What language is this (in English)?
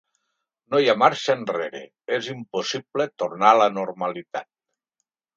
Catalan